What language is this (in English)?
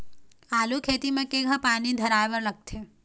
Chhattisgarhi